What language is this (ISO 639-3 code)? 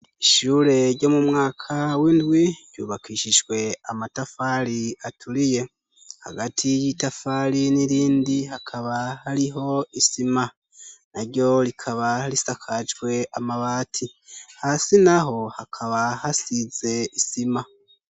run